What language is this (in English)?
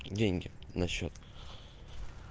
Russian